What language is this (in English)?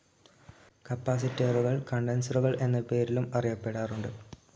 Malayalam